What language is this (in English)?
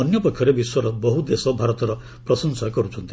Odia